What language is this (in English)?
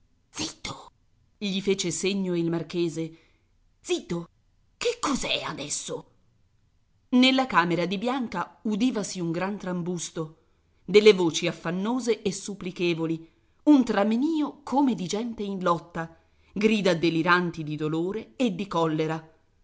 Italian